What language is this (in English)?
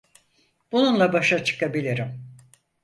Turkish